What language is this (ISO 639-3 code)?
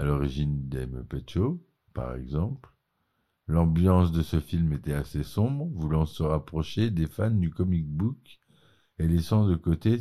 fra